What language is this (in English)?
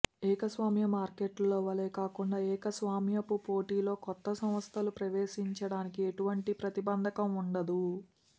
Telugu